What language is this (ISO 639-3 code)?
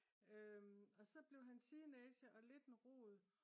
dan